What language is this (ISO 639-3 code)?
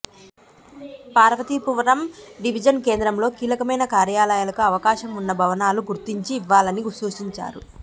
tel